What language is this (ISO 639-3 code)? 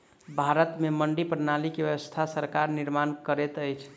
mai